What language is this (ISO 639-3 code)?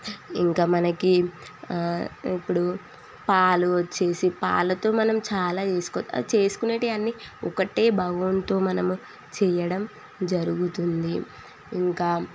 tel